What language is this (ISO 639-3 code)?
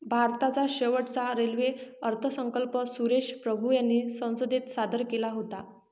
mar